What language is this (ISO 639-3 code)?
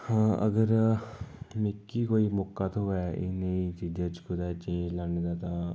doi